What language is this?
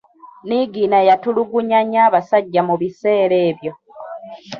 Ganda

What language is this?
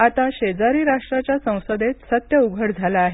Marathi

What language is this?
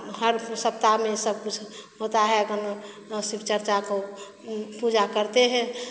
Hindi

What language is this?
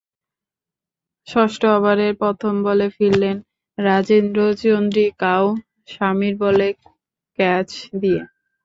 Bangla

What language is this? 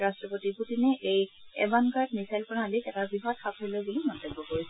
Assamese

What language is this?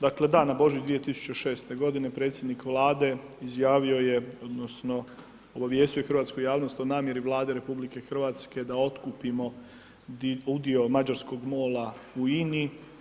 Croatian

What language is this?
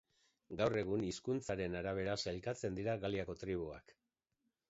Basque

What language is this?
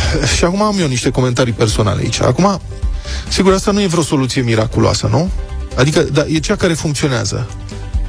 Romanian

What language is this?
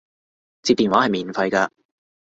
Cantonese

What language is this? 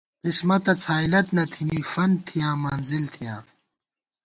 Gawar-Bati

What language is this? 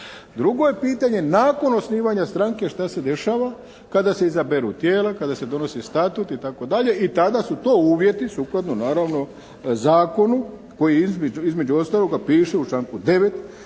Croatian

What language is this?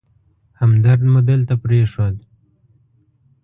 Pashto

